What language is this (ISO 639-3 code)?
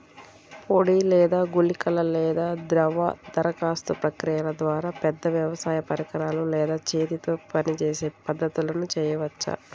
tel